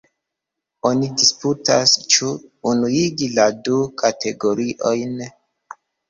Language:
Esperanto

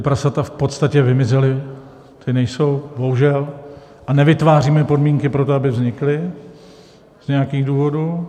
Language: Czech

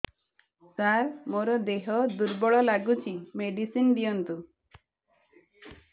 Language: Odia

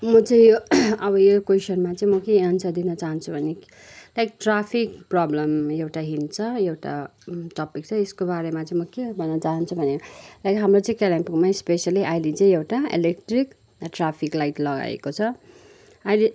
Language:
Nepali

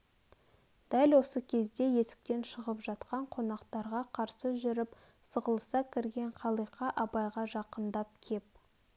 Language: Kazakh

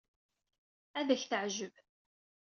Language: Kabyle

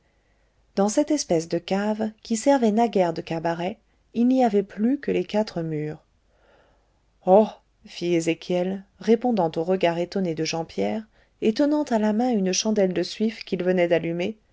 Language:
French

